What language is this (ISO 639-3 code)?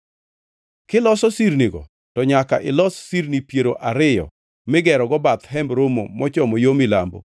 luo